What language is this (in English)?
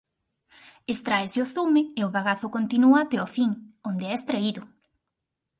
Galician